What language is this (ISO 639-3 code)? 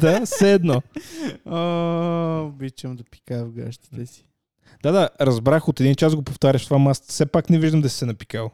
bul